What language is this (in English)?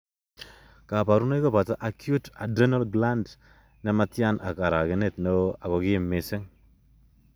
Kalenjin